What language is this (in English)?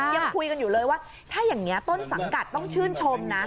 Thai